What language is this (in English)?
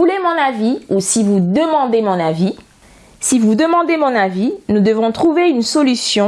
French